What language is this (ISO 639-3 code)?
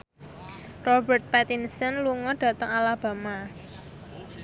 jav